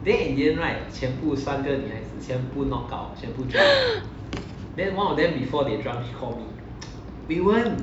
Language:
English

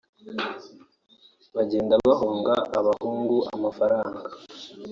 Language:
Kinyarwanda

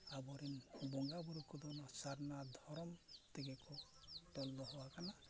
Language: Santali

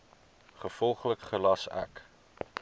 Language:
Afrikaans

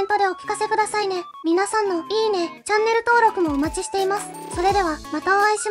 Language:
Japanese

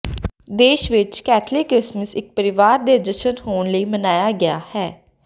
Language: Punjabi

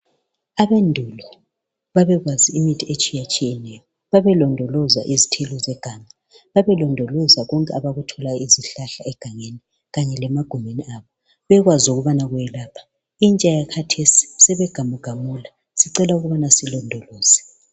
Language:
North Ndebele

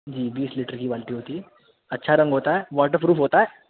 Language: Urdu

